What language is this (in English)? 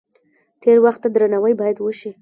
Pashto